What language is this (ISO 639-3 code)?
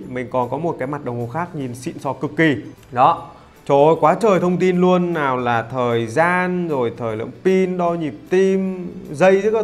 vie